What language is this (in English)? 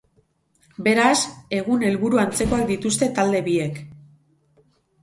Basque